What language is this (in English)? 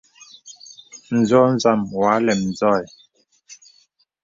Bebele